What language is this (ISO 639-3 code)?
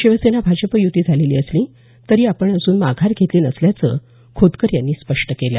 mar